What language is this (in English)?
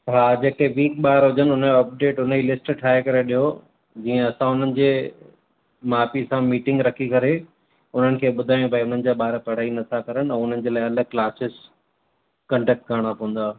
Sindhi